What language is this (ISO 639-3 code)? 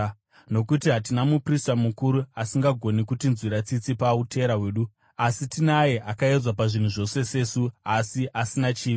sna